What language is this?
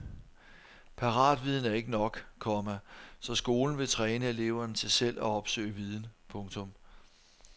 Danish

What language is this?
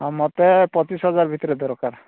Odia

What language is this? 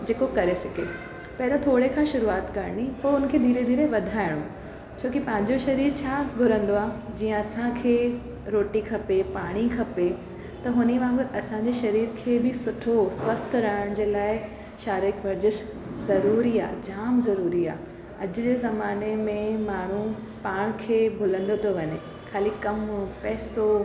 Sindhi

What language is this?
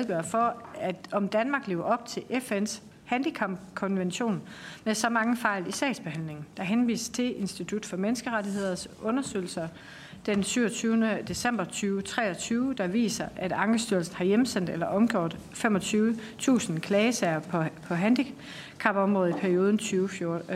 Danish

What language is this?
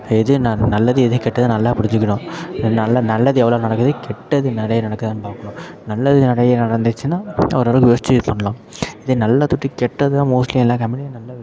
Tamil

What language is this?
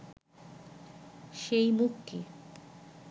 Bangla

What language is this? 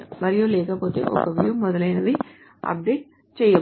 Telugu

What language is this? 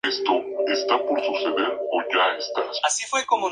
Spanish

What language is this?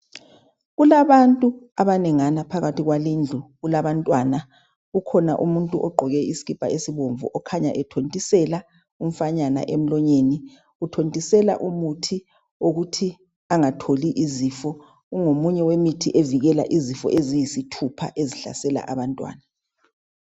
North Ndebele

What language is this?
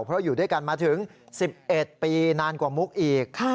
Thai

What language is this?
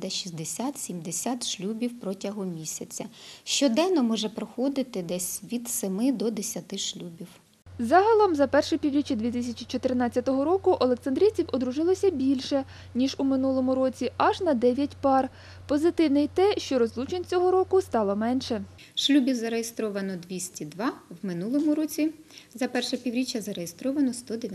Ukrainian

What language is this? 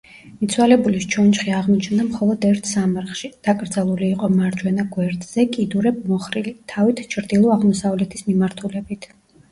Georgian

